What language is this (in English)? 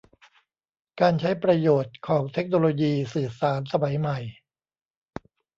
Thai